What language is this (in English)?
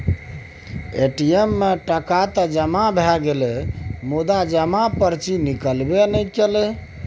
Maithili